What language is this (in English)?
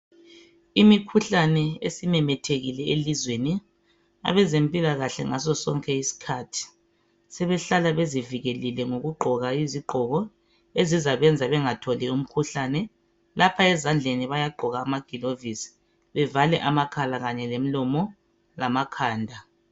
North Ndebele